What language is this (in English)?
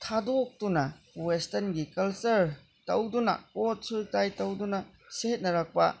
Manipuri